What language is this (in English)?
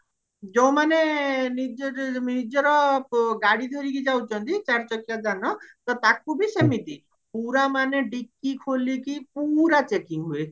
Odia